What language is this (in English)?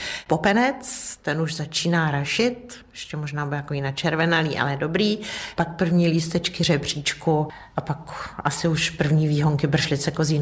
Czech